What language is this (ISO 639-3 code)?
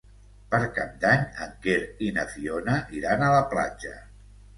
cat